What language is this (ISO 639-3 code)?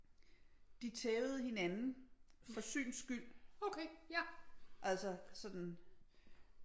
dan